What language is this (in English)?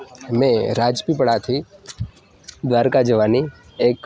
Gujarati